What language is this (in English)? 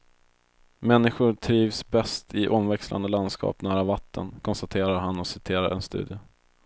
Swedish